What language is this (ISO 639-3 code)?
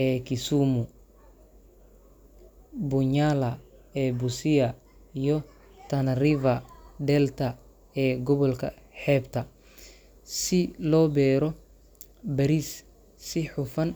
som